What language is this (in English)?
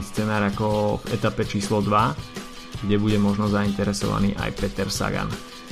Slovak